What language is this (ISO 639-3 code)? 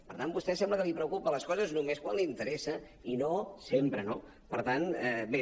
cat